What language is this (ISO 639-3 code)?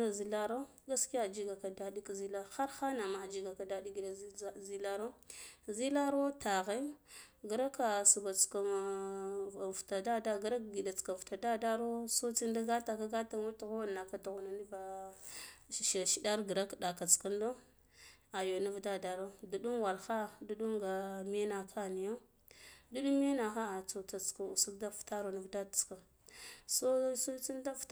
gdf